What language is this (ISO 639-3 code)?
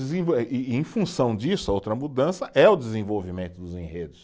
por